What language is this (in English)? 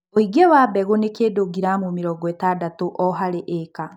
Kikuyu